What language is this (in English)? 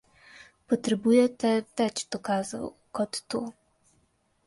Slovenian